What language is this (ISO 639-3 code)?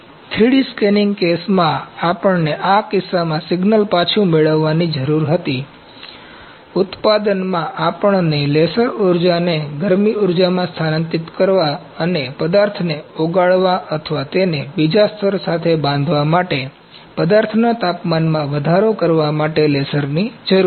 guj